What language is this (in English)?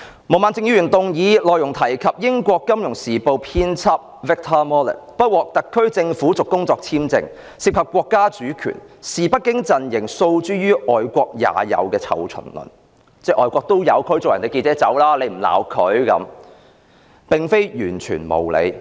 Cantonese